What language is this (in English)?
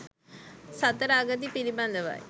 Sinhala